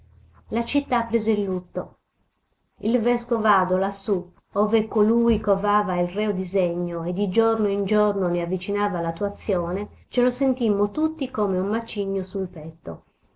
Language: Italian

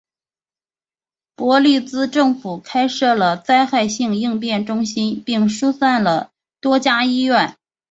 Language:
Chinese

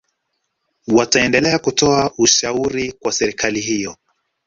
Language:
Swahili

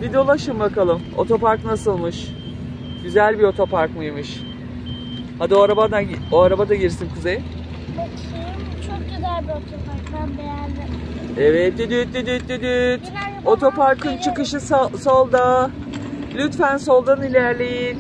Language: Turkish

